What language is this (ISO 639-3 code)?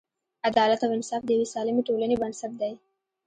pus